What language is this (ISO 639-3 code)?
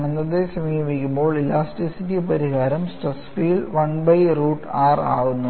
mal